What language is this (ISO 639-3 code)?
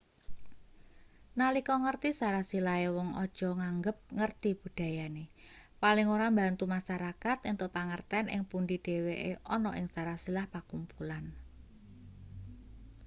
jav